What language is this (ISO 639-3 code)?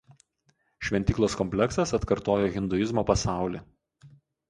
lit